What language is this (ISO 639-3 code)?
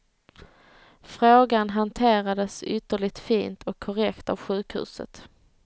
swe